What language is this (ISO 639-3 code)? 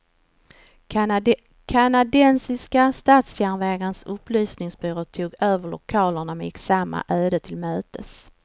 swe